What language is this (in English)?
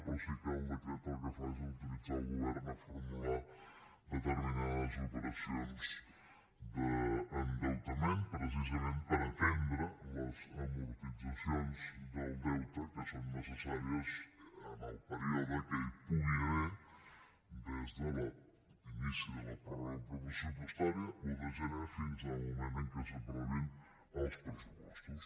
Catalan